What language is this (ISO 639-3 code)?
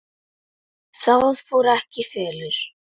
isl